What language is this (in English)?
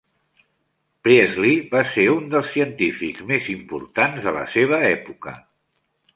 Catalan